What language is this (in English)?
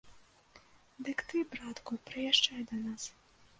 Belarusian